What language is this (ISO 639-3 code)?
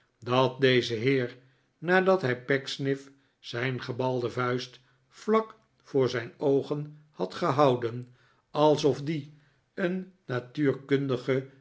nld